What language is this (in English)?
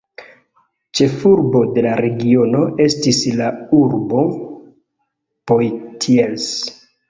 Esperanto